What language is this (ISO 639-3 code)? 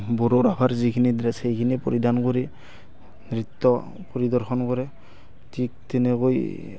asm